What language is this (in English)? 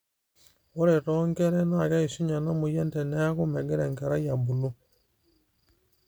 Masai